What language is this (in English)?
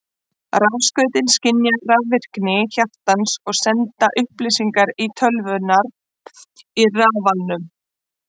Icelandic